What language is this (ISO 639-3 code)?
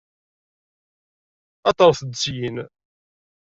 kab